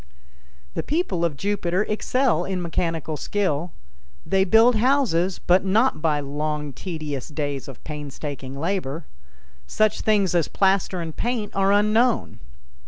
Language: English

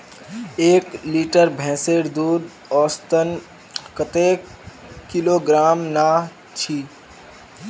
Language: Magahi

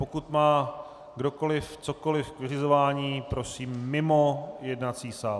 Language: Czech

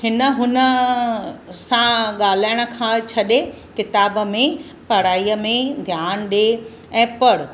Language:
Sindhi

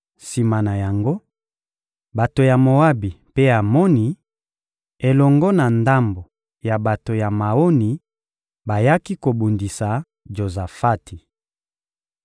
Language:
Lingala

